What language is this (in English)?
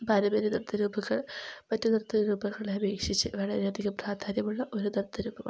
Malayalam